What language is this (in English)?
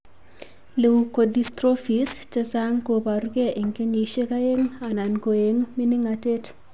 Kalenjin